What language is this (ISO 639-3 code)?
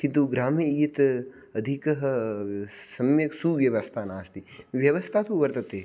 san